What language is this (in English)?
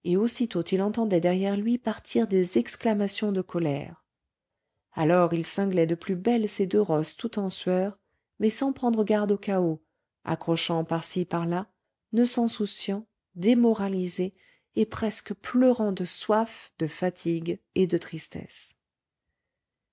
French